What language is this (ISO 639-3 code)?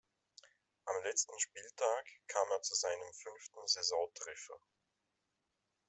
deu